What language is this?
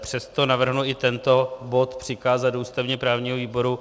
Czech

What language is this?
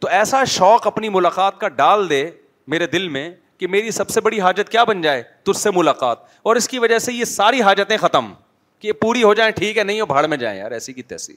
Urdu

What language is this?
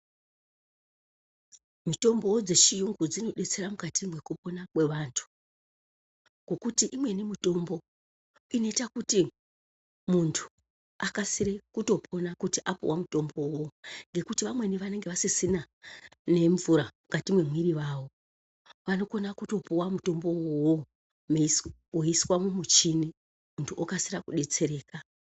Ndau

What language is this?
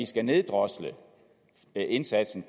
Danish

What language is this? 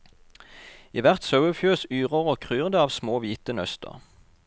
Norwegian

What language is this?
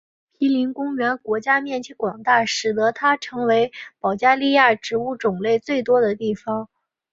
Chinese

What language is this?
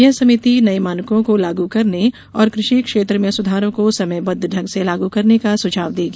Hindi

